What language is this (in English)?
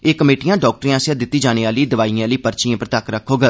Dogri